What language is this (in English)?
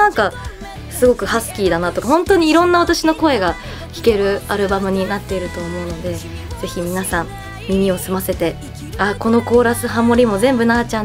Japanese